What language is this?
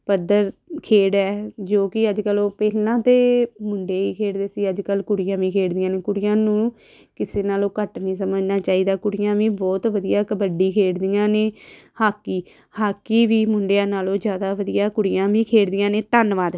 Punjabi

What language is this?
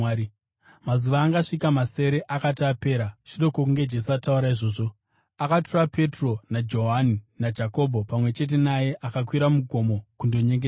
Shona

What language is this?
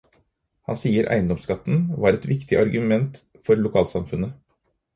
Norwegian Bokmål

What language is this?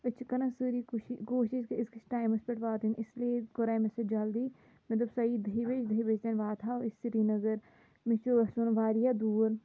Kashmiri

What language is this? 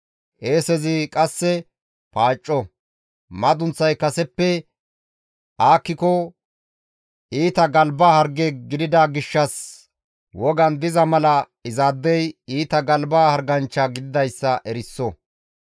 Gamo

